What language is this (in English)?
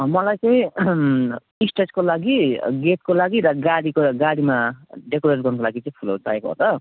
Nepali